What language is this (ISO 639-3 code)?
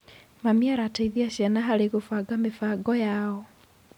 kik